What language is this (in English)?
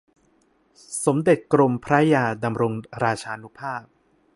Thai